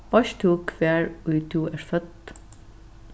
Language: Faroese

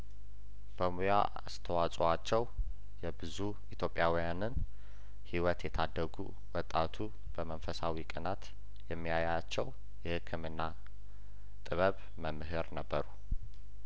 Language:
Amharic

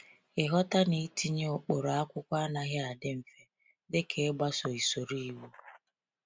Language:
Igbo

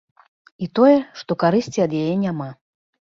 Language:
Belarusian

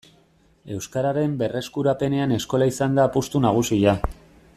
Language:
Basque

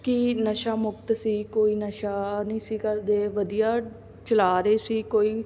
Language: Punjabi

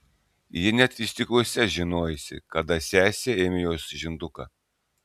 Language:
Lithuanian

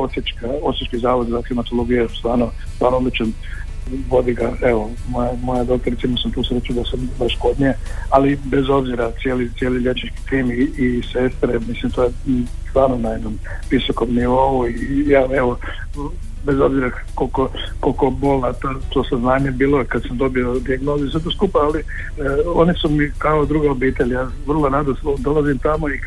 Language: Croatian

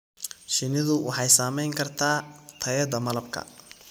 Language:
Somali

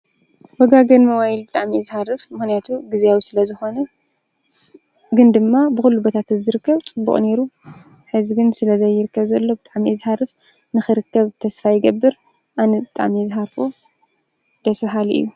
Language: Tigrinya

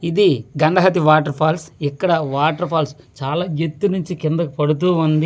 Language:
Telugu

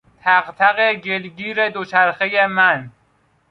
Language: Persian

